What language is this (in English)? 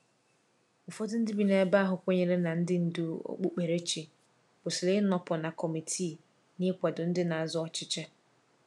Igbo